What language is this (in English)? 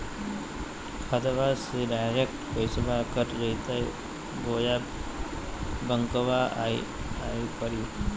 Magahi